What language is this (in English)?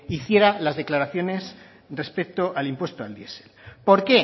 Spanish